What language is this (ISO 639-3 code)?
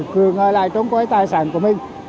vie